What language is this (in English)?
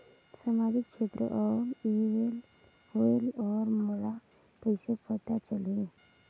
Chhattisgarhi